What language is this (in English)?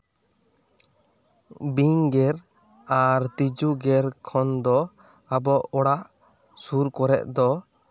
Santali